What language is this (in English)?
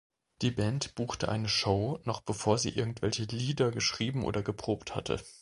German